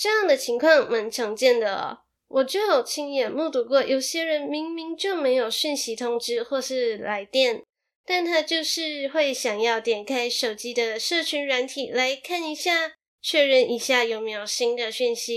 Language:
Chinese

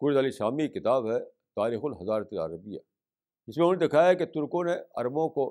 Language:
Urdu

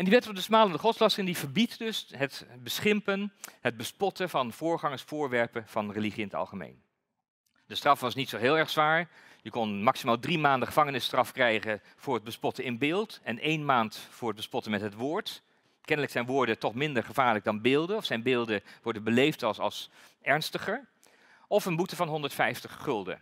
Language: Dutch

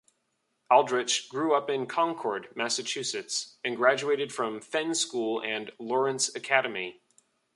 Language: English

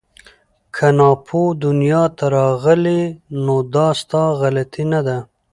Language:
Pashto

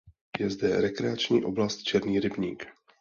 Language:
Czech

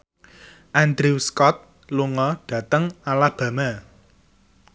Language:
Javanese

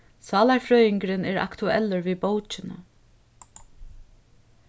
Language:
Faroese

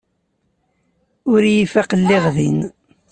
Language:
Kabyle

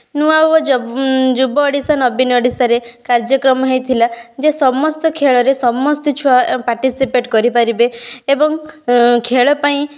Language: Odia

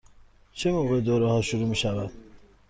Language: Persian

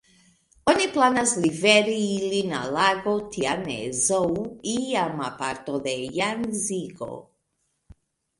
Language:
Esperanto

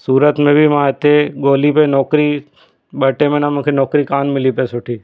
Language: Sindhi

